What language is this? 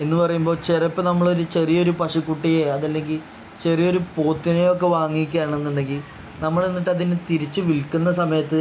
Malayalam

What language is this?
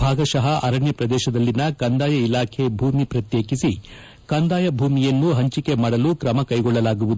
Kannada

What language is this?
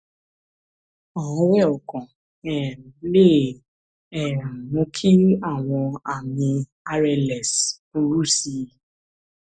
Yoruba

